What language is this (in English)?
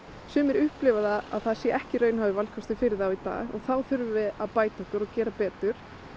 Icelandic